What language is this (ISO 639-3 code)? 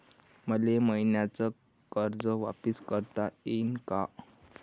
mar